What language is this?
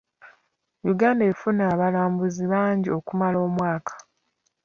Ganda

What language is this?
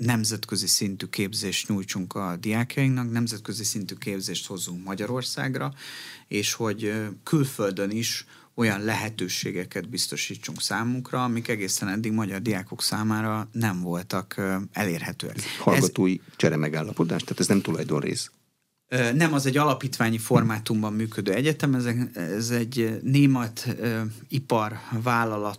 Hungarian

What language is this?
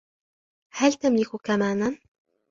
Arabic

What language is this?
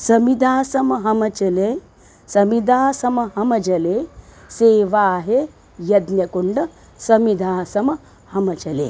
Sanskrit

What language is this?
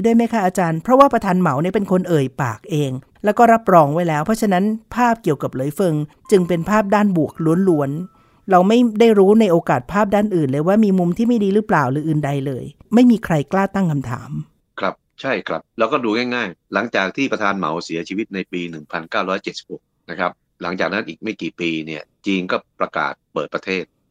Thai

